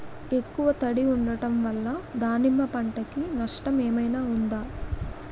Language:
Telugu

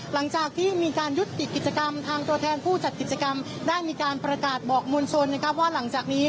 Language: Thai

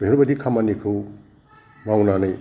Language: Bodo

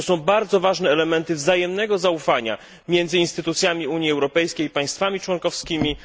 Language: Polish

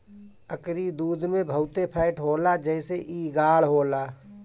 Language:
Bhojpuri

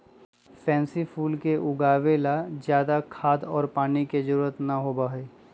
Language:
Magahi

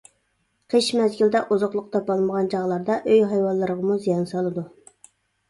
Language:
Uyghur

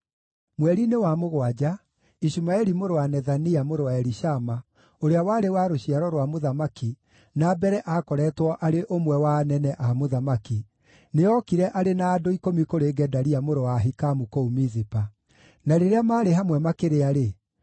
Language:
Kikuyu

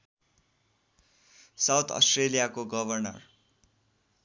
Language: Nepali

